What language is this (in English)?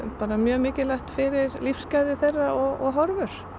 Icelandic